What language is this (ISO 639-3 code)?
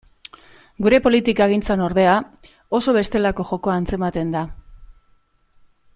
eus